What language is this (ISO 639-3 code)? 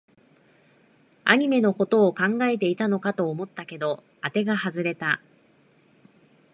jpn